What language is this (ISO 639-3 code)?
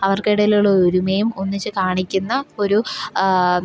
mal